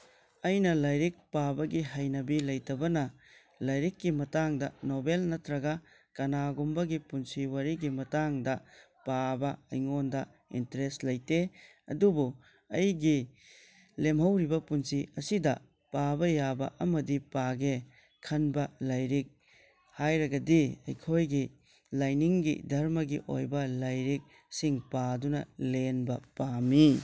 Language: Manipuri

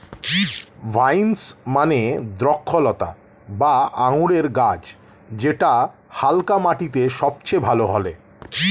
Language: Bangla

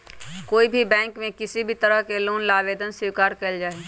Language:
Magahi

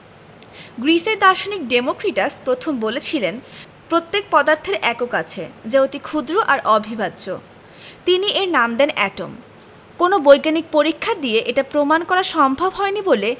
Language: Bangla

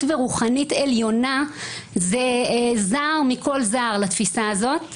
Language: Hebrew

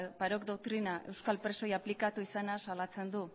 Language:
Basque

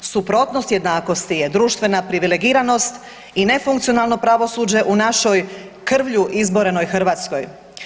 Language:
Croatian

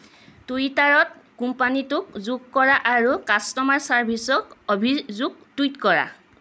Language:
Assamese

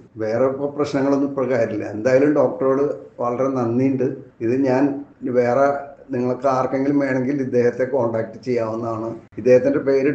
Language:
Turkish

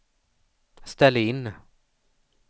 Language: Swedish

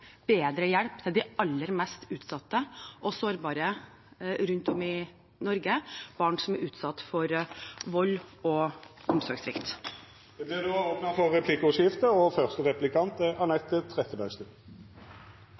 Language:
Norwegian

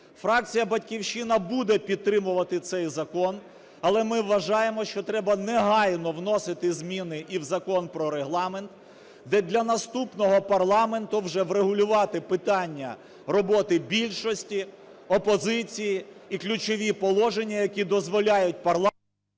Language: Ukrainian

